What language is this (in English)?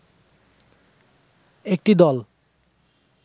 Bangla